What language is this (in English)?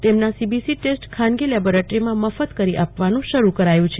Gujarati